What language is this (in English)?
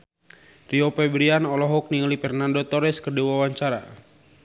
Sundanese